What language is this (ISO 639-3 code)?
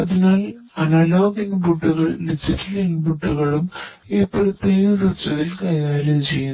mal